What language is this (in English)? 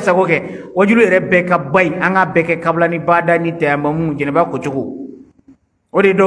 Indonesian